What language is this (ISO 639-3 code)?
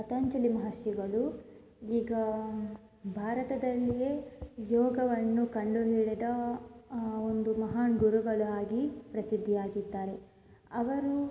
kan